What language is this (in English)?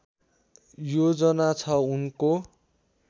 Nepali